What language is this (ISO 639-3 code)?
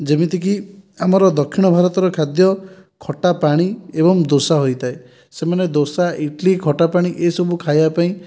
ori